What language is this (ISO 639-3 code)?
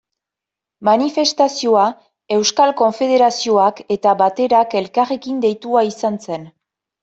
eus